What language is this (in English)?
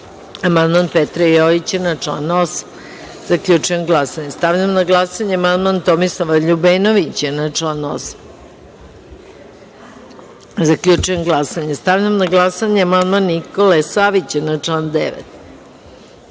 Serbian